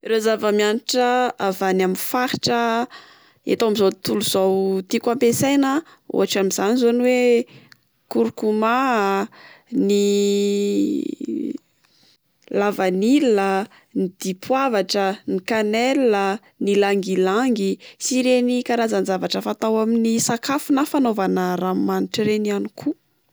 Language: Malagasy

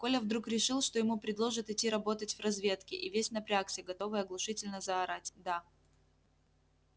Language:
Russian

